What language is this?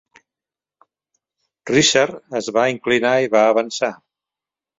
Catalan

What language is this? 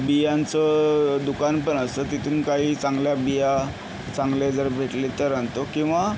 Marathi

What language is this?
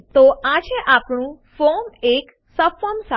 Gujarati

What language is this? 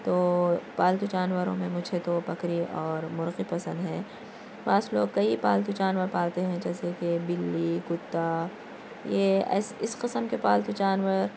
Urdu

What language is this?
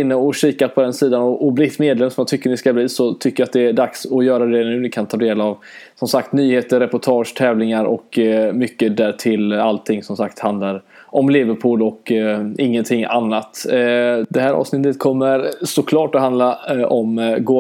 Swedish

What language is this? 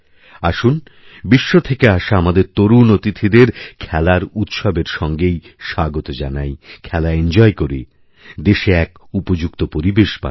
Bangla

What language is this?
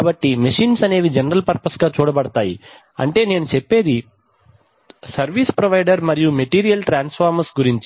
Telugu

